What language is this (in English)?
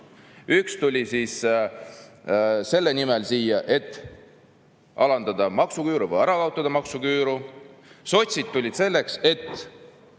Estonian